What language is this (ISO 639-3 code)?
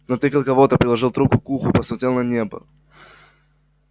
rus